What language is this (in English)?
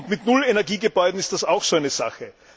German